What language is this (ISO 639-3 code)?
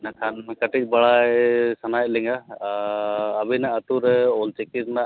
sat